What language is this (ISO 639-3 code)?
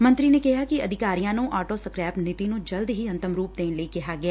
pan